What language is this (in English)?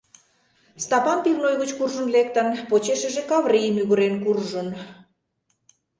Mari